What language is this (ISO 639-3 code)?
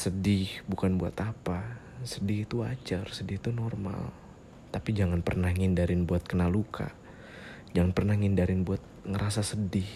ind